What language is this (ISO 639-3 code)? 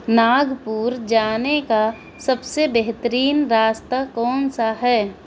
urd